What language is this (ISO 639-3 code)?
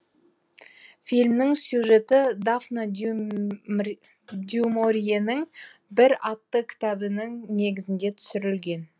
kaz